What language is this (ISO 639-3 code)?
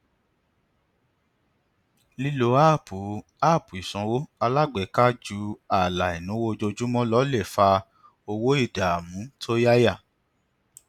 yor